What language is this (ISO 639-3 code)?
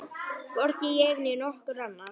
isl